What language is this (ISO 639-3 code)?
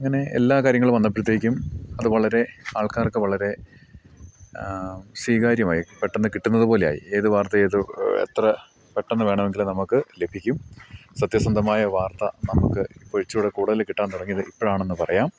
mal